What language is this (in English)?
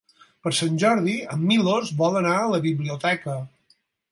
Catalan